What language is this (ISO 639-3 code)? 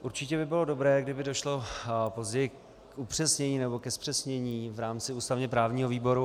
ces